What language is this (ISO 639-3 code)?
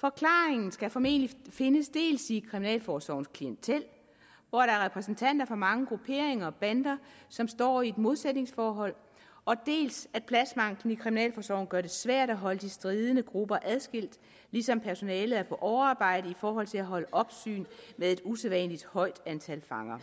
dan